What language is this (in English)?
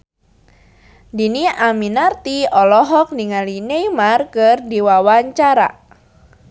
Sundanese